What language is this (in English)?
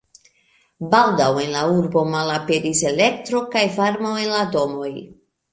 Esperanto